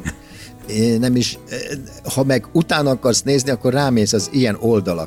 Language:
Hungarian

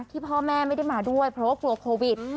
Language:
Thai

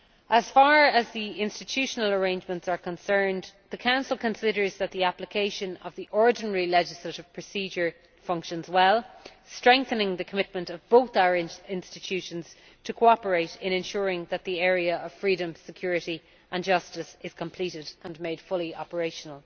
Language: English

